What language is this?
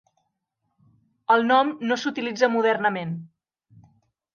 Catalan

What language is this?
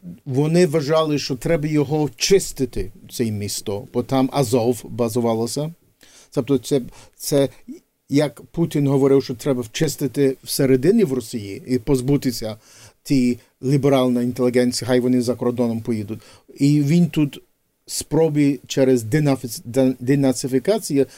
Ukrainian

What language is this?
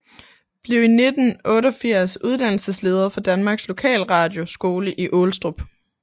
Danish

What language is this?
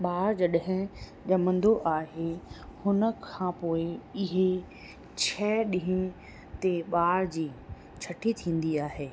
Sindhi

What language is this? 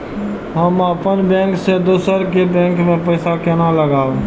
Maithili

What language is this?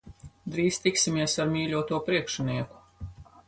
Latvian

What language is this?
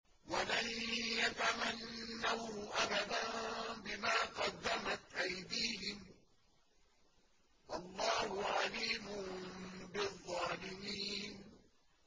Arabic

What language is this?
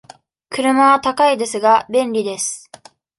Japanese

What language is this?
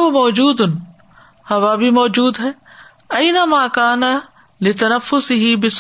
Urdu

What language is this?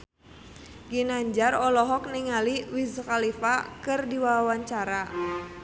Sundanese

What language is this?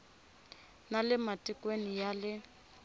Tsonga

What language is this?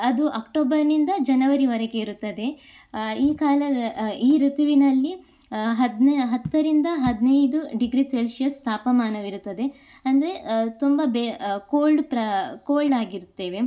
Kannada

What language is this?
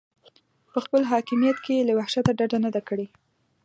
Pashto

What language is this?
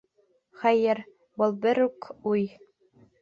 Bashkir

